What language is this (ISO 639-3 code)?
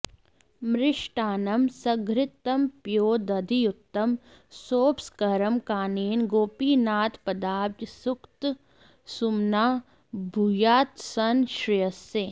san